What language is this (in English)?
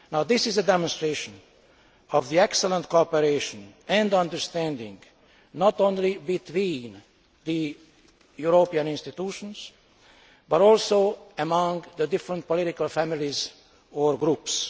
English